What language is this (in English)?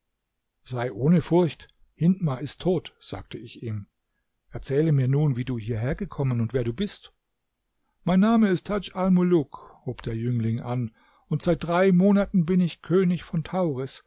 German